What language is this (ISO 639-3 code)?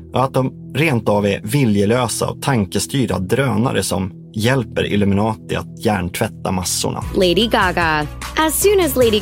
swe